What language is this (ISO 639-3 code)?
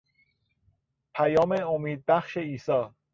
fas